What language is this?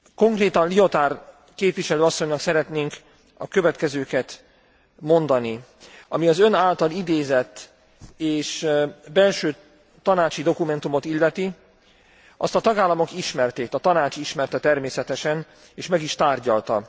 Hungarian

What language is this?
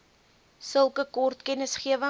Afrikaans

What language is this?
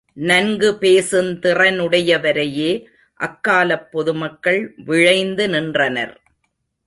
Tamil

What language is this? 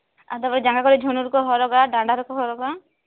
Santali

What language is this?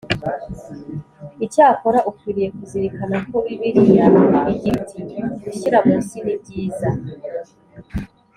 Kinyarwanda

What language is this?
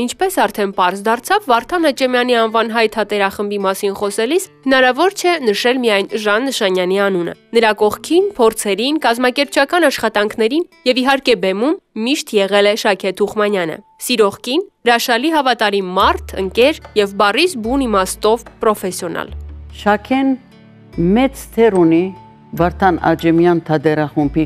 Turkish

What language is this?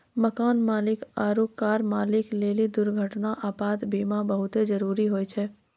Maithili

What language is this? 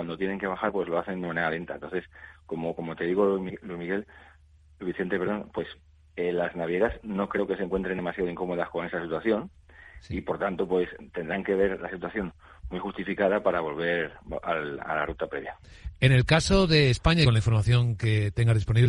Spanish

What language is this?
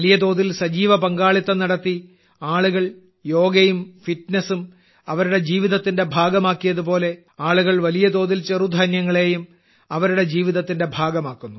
Malayalam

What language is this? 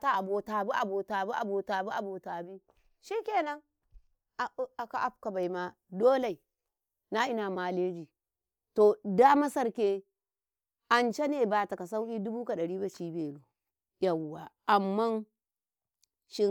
Karekare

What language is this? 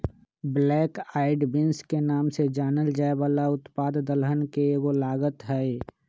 Magahi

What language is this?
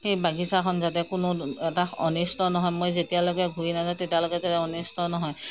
Assamese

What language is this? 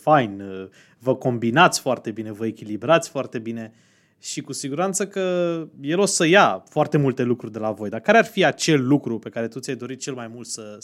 Romanian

